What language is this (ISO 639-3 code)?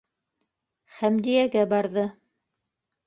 bak